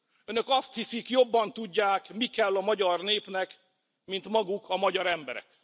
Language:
Hungarian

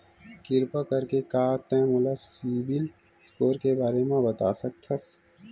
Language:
Chhattisgarhi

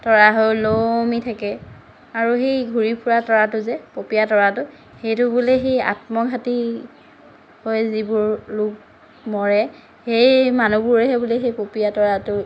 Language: Assamese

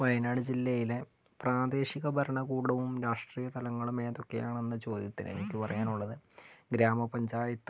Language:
Malayalam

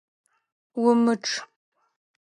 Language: Adyghe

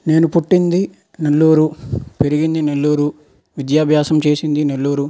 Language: Telugu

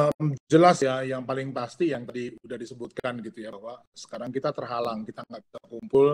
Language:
Indonesian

